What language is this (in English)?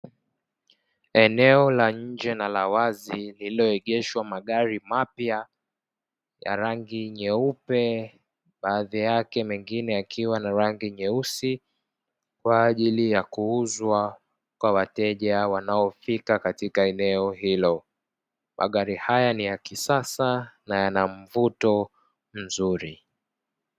Swahili